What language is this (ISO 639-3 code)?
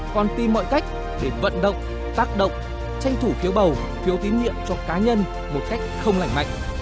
vie